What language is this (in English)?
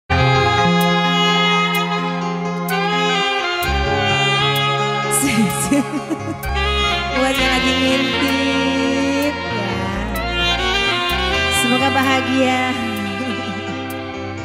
Indonesian